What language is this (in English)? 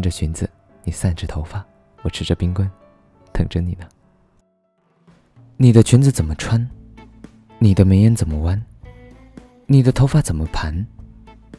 Chinese